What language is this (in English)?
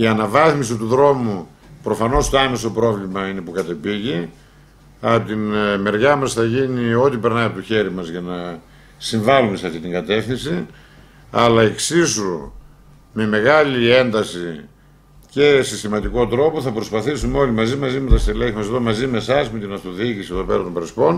Greek